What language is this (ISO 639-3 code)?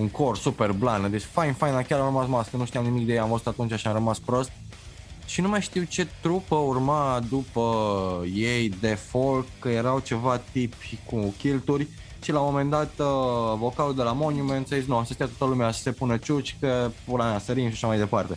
ron